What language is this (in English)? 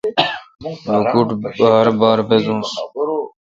Kalkoti